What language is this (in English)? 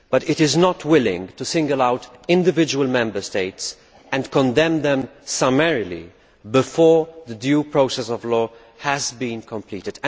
English